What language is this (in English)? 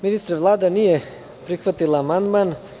Serbian